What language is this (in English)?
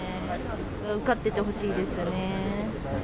Japanese